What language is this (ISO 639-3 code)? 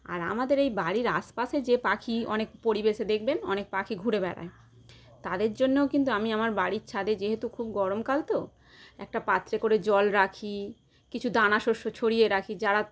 ben